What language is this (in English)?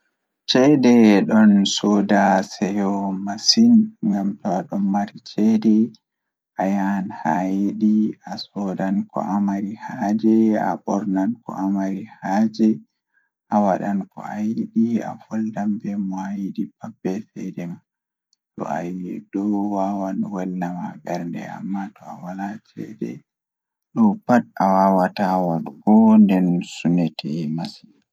Fula